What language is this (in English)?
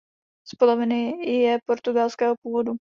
Czech